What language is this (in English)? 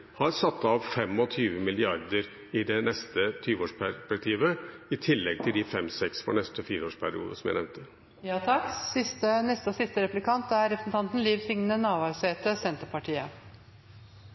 Norwegian Bokmål